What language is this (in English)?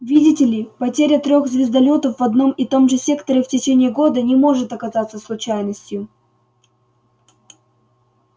Russian